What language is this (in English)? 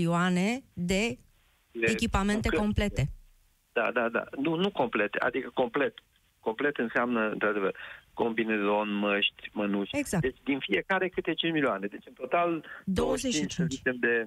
Romanian